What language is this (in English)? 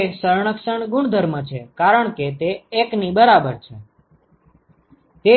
Gujarati